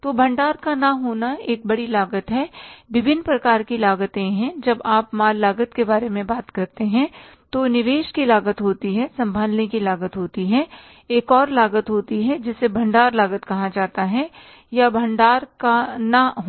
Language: Hindi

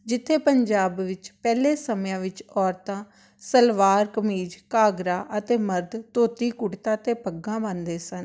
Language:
Punjabi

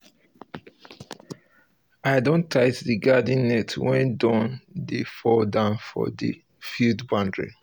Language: Nigerian Pidgin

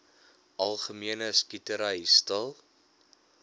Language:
Afrikaans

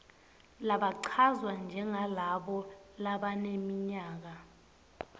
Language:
Swati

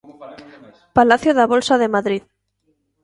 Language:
Galician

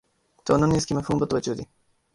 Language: Urdu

